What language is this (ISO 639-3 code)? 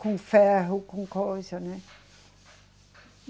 por